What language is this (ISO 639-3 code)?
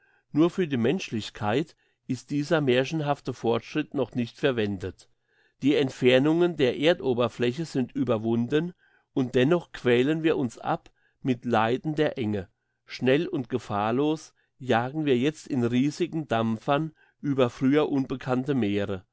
deu